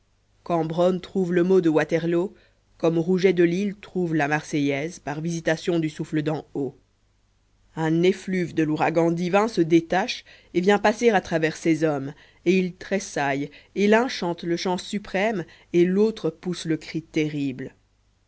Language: French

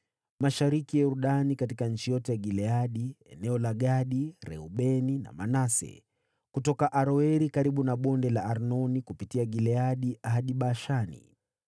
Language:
Swahili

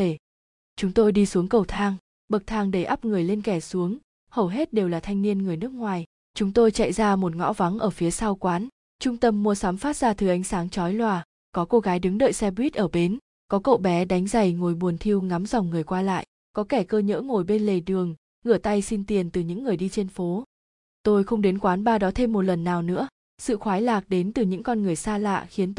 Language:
Vietnamese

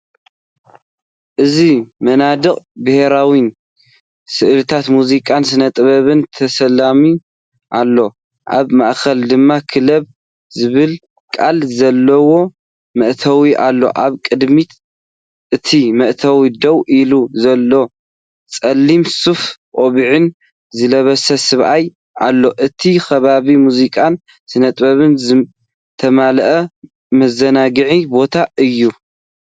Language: Tigrinya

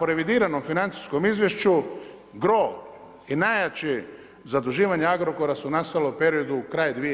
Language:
Croatian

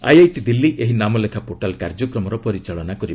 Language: Odia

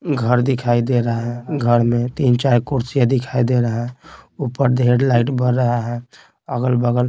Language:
Hindi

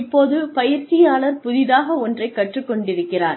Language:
Tamil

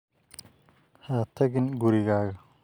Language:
Somali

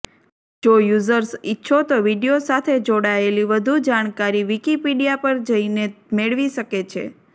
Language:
Gujarati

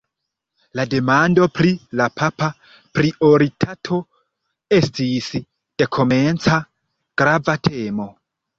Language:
Esperanto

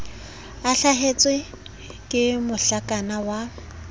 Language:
Southern Sotho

